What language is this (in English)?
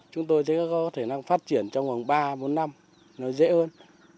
Vietnamese